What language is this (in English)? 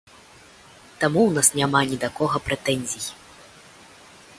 Belarusian